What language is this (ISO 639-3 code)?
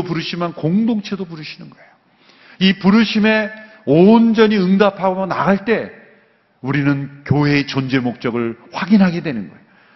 kor